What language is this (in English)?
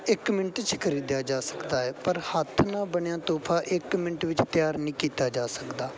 Punjabi